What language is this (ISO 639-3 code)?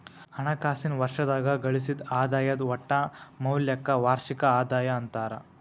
kan